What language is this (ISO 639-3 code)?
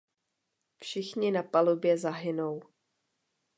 ces